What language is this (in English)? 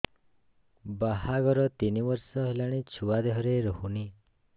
Odia